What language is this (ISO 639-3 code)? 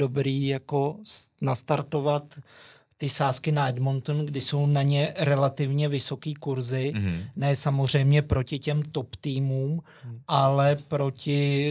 ces